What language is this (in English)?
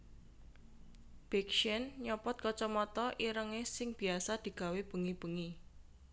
Javanese